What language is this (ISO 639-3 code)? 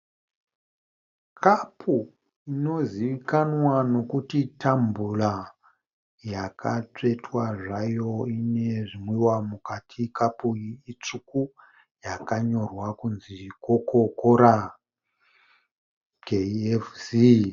sna